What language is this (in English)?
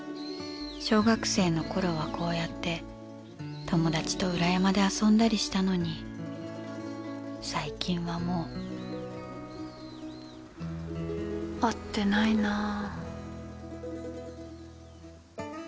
Japanese